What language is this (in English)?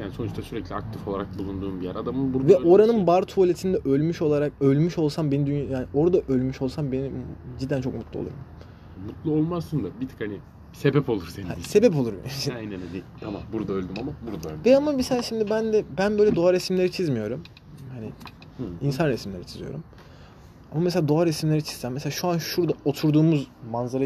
Turkish